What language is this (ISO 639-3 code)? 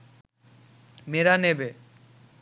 ben